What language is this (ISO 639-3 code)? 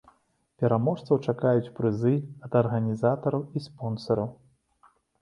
bel